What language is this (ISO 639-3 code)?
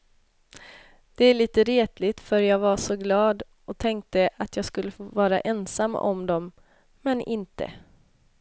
swe